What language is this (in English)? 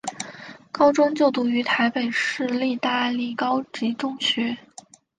Chinese